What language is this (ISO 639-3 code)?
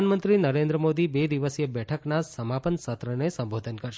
guj